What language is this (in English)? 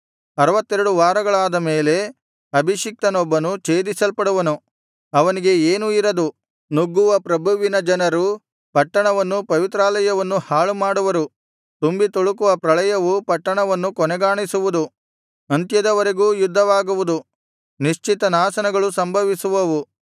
Kannada